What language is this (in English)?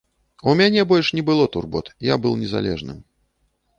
Belarusian